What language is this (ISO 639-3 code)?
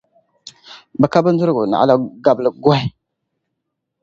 dag